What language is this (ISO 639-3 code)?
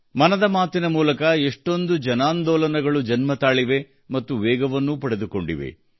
kan